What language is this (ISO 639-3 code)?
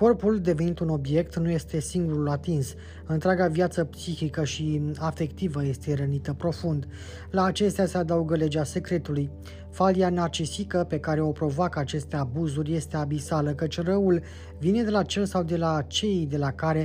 ron